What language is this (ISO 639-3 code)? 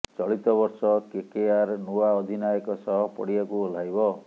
ori